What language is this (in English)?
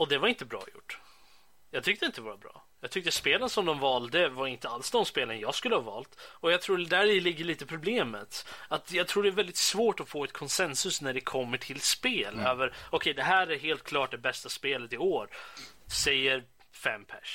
Swedish